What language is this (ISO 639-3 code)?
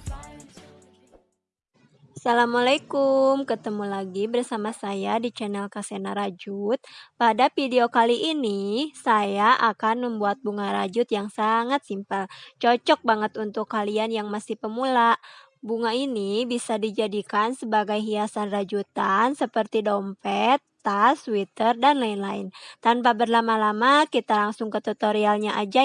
ind